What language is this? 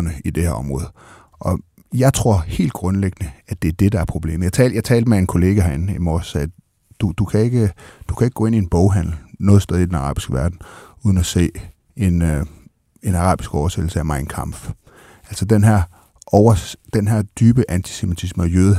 Danish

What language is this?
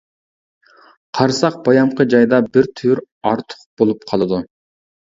Uyghur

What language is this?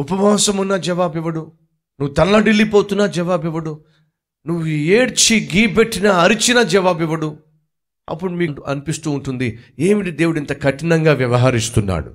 Telugu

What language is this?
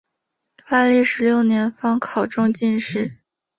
Chinese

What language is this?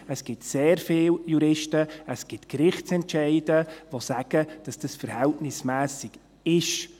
Swiss German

